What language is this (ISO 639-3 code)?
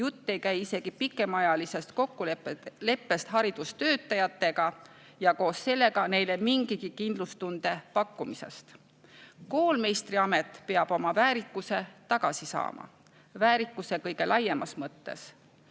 est